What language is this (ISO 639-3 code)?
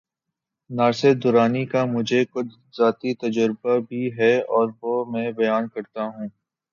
urd